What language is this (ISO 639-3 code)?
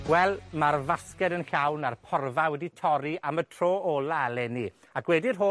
cym